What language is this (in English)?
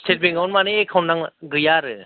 Bodo